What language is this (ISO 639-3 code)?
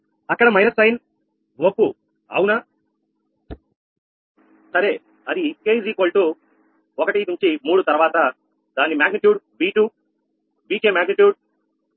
tel